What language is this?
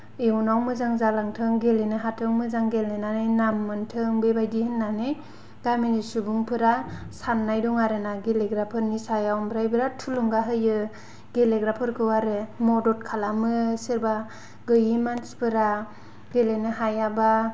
Bodo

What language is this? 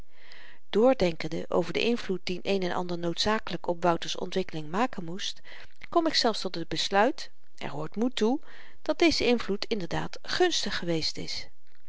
Dutch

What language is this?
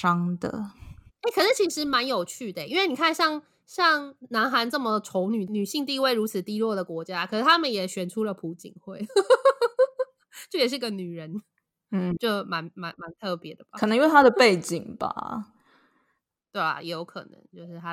Chinese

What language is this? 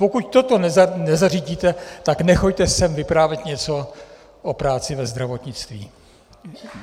Czech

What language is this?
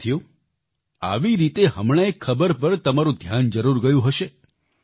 Gujarati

